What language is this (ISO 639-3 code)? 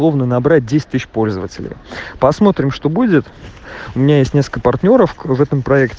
rus